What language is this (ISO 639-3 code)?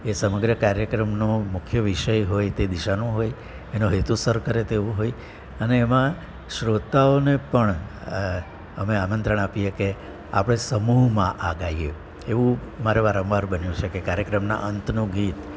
guj